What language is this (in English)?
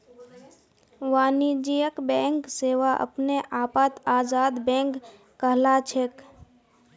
Magahi